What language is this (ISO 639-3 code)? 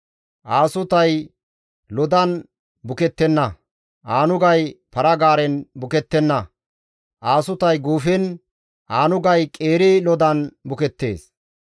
gmv